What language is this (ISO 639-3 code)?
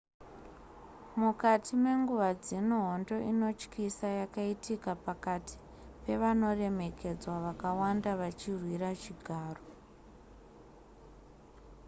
sna